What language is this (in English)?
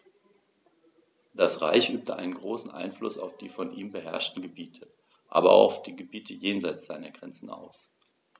German